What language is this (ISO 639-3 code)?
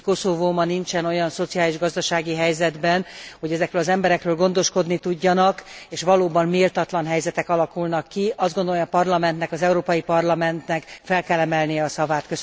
hun